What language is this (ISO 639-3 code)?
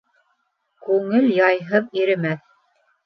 bak